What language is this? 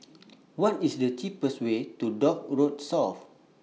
English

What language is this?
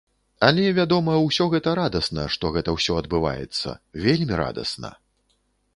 Belarusian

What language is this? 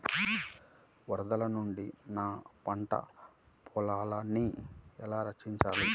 Telugu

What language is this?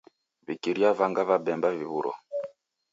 Taita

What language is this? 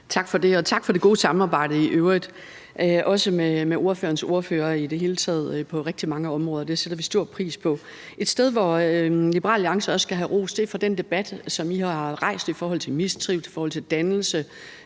Danish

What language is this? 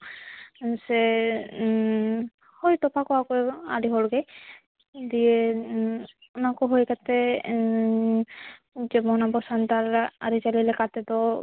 Santali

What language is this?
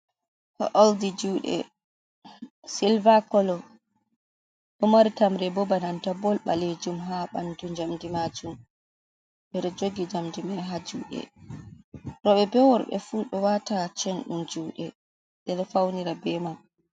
Fula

